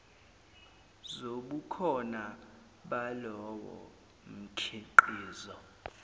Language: Zulu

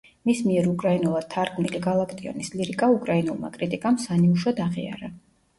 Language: Georgian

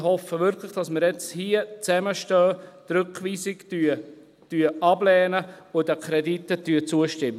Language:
Swiss German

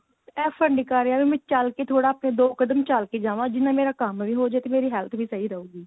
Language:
Punjabi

